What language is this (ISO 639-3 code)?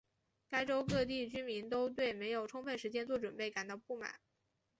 zho